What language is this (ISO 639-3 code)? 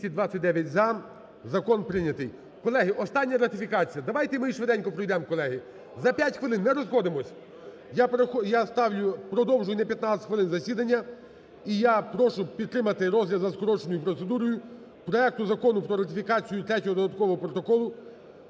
ukr